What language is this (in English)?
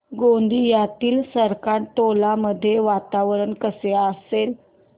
Marathi